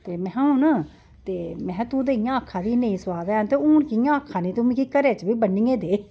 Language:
Dogri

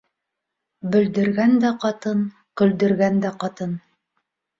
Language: Bashkir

